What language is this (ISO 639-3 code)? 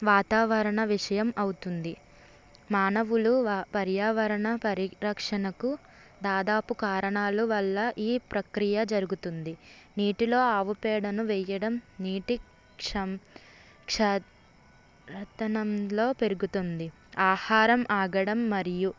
tel